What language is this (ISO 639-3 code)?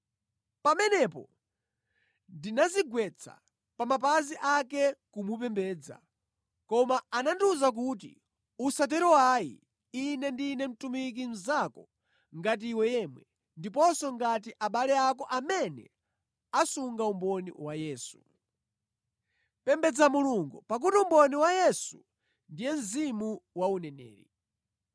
nya